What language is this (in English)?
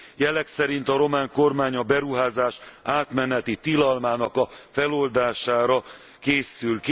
Hungarian